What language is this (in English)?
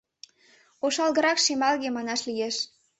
Mari